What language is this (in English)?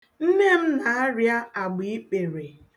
Igbo